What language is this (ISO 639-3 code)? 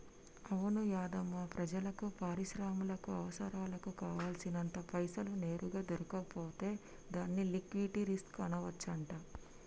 tel